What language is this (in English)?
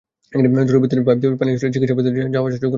Bangla